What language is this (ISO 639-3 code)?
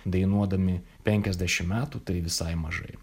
lit